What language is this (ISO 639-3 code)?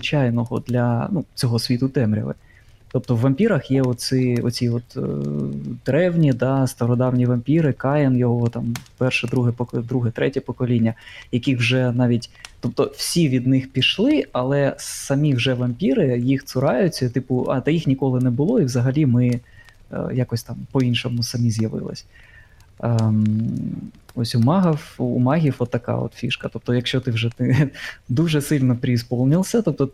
ukr